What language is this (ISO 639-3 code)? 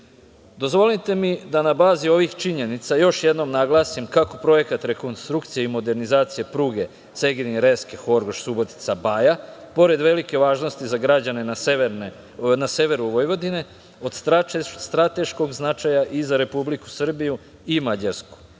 srp